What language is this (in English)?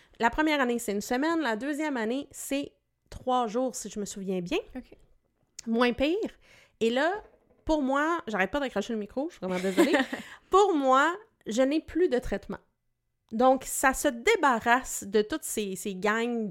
French